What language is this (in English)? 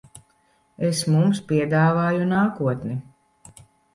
Latvian